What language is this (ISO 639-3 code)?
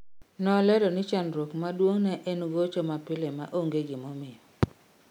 luo